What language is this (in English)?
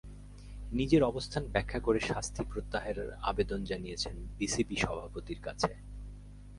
Bangla